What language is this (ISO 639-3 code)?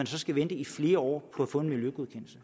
dan